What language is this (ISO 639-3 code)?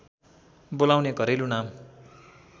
nep